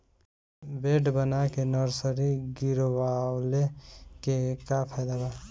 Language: Bhojpuri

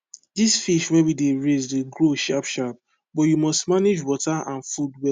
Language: Nigerian Pidgin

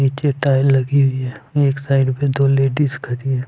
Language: Hindi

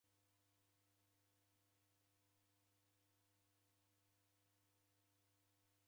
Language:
Taita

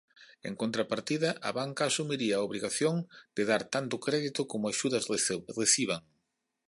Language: Galician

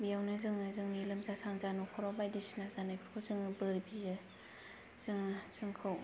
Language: Bodo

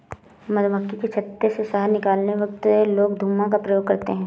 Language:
Hindi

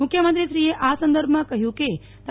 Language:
Gujarati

